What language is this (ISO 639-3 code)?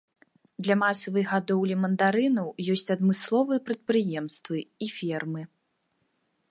bel